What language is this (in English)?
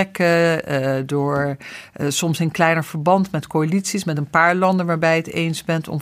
Dutch